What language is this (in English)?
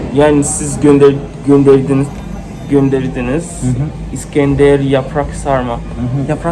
Turkish